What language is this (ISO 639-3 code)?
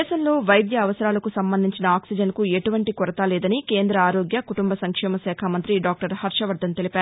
tel